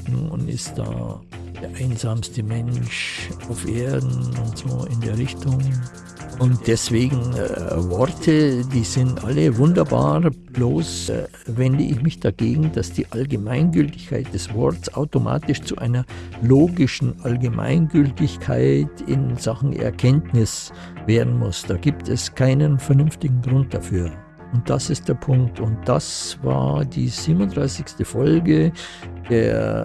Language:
German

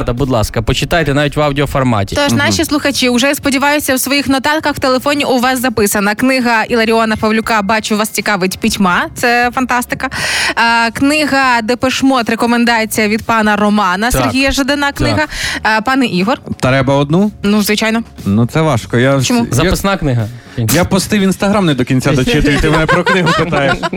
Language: Ukrainian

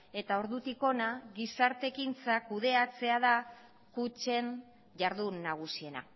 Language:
Basque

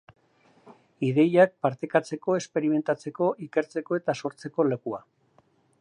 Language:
Basque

